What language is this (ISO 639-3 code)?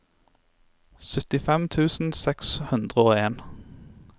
nor